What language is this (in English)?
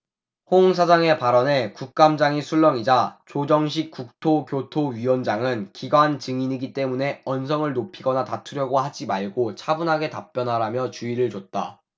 Korean